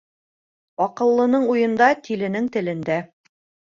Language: Bashkir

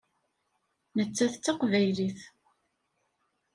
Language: Kabyle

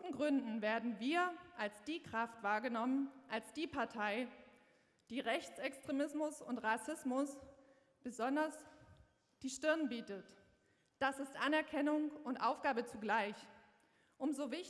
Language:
German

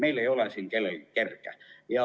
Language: Estonian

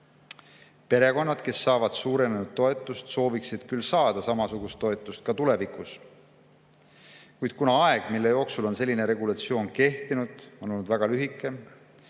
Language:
Estonian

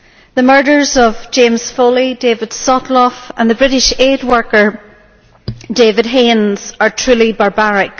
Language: English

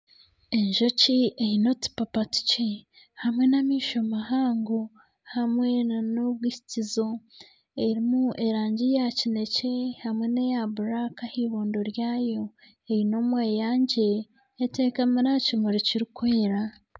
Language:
Nyankole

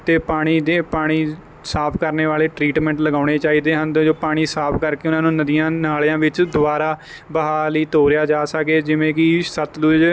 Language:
Punjabi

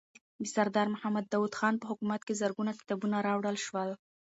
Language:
Pashto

